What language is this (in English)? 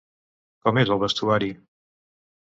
Catalan